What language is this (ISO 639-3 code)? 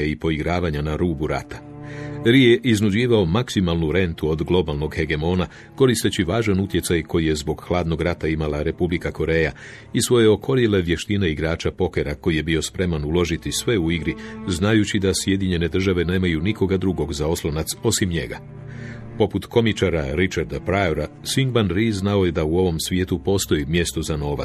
hrv